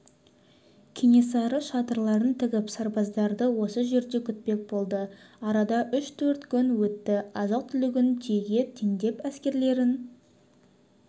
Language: Kazakh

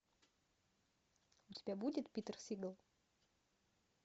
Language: Russian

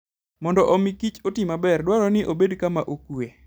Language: Luo (Kenya and Tanzania)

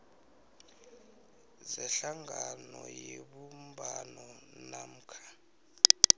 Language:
South Ndebele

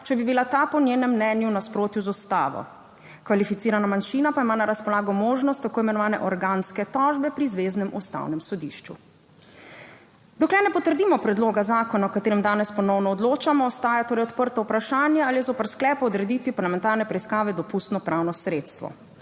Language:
Slovenian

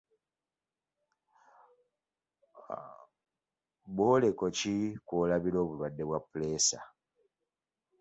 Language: Ganda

